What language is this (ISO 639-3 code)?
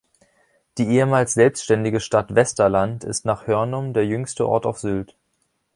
deu